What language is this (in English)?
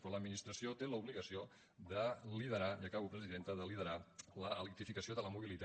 Catalan